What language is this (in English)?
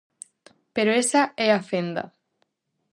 Galician